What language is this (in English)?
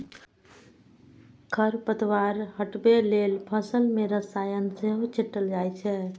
Maithili